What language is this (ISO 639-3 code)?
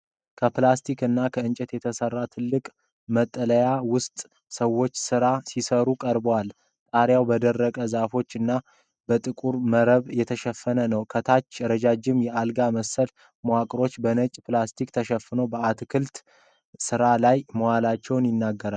amh